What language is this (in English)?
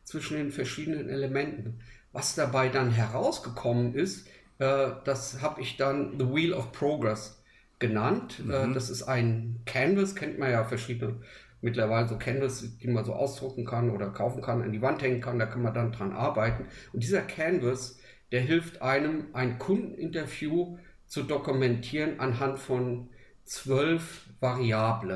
German